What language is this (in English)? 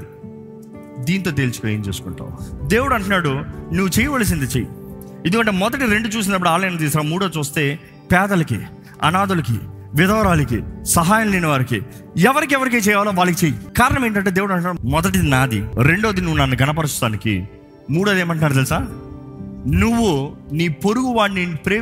Telugu